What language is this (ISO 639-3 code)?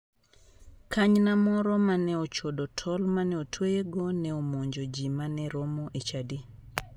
luo